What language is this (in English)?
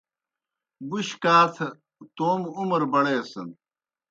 Kohistani Shina